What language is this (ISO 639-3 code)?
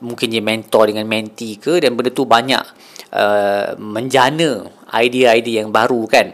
msa